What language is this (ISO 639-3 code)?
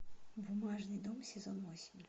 rus